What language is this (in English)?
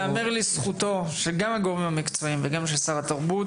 Hebrew